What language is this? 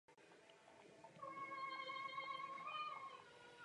Czech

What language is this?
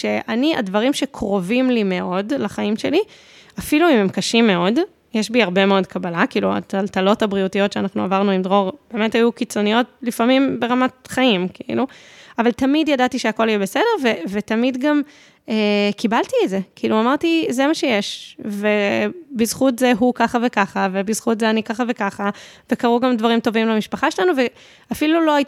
Hebrew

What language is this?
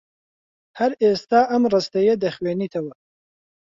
Central Kurdish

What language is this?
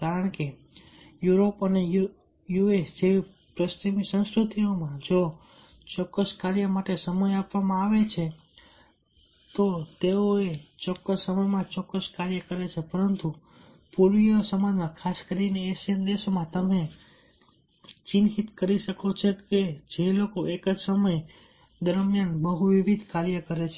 Gujarati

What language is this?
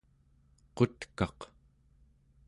Central Yupik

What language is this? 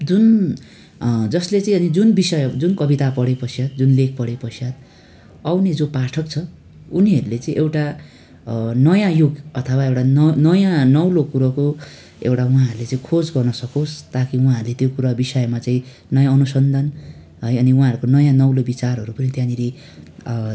Nepali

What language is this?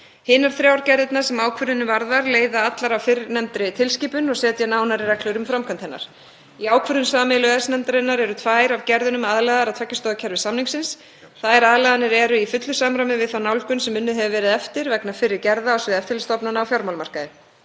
Icelandic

